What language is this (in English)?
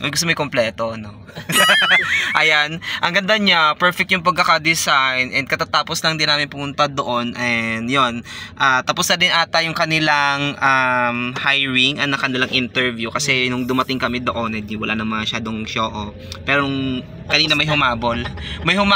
Filipino